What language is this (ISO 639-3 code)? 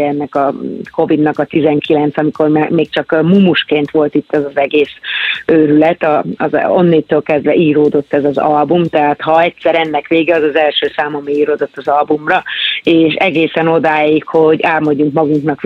hun